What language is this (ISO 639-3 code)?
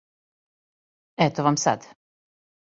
srp